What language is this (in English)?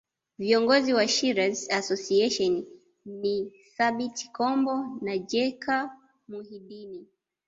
Swahili